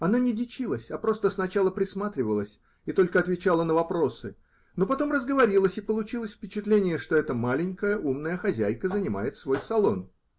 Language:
Russian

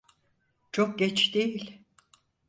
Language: Turkish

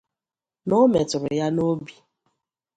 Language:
Igbo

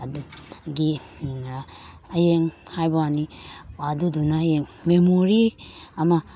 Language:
Manipuri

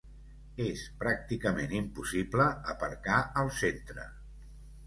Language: Catalan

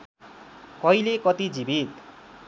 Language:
Nepali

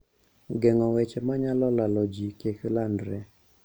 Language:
Luo (Kenya and Tanzania)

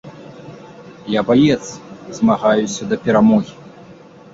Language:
Belarusian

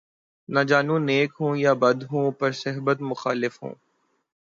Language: Urdu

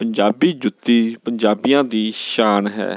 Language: Punjabi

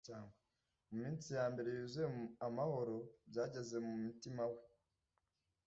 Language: Kinyarwanda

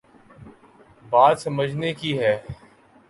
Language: Urdu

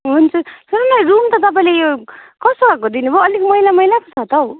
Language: Nepali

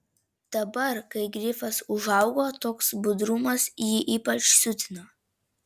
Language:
Lithuanian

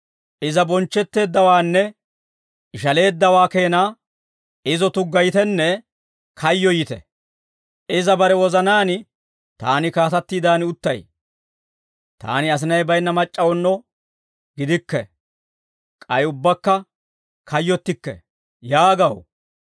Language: Dawro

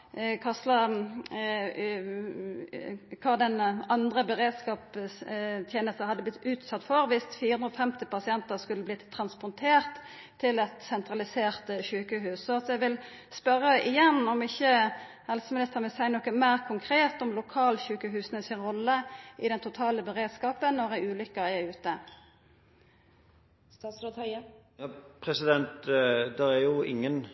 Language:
Norwegian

